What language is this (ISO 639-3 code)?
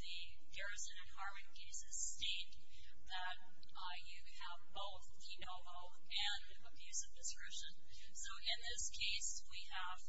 eng